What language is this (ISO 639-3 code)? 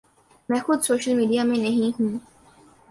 urd